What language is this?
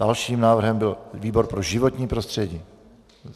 Czech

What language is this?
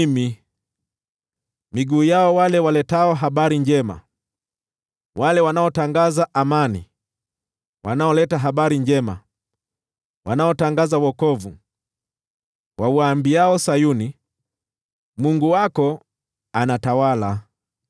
Swahili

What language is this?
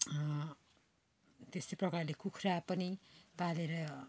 Nepali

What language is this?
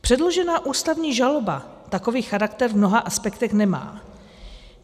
Czech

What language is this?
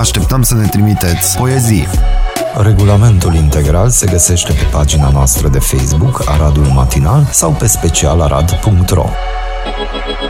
Romanian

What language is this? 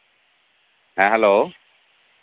Santali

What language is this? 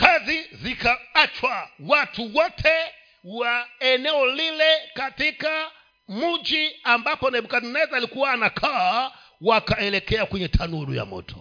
Swahili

